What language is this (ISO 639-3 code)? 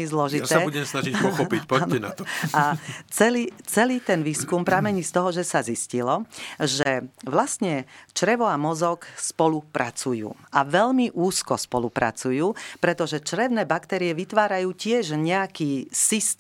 slk